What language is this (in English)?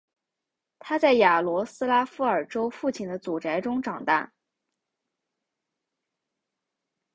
Chinese